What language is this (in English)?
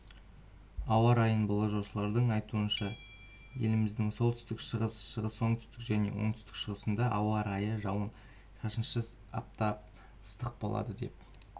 Kazakh